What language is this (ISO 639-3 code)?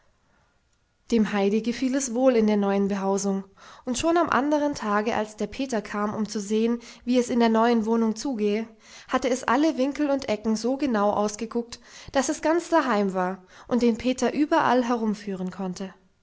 deu